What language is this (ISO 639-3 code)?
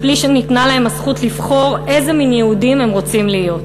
heb